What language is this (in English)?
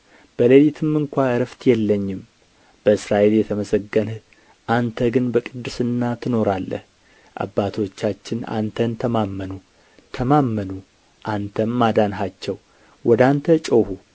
Amharic